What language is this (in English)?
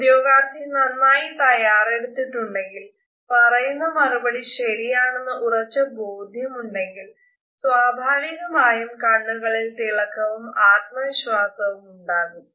Malayalam